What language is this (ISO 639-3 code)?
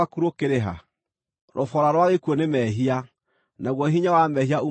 kik